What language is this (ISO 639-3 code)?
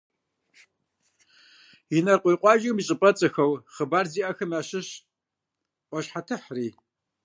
kbd